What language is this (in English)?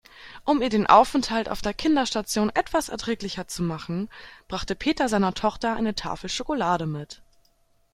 German